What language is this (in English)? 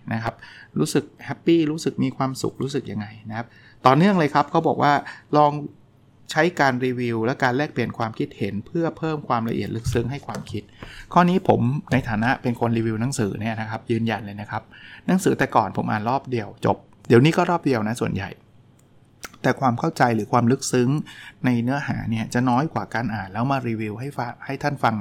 Thai